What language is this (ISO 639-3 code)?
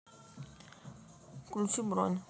rus